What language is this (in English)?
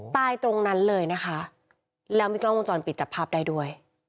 Thai